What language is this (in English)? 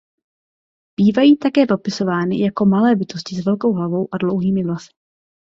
Czech